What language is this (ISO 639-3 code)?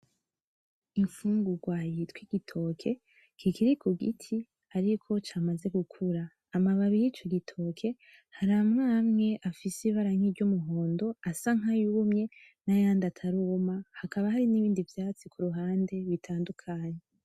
run